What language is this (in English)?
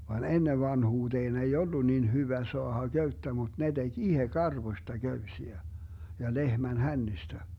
Finnish